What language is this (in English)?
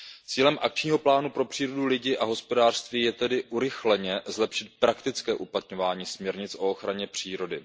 Czech